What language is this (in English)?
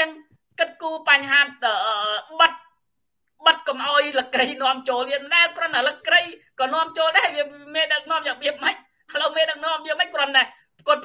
Vietnamese